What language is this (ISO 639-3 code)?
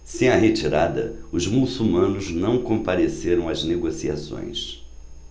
por